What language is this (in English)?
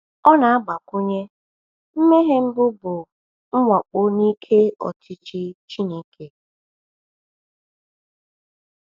Igbo